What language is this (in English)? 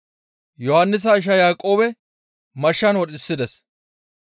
Gamo